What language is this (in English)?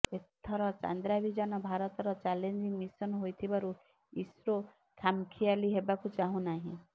Odia